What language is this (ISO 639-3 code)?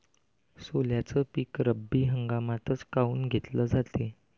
mar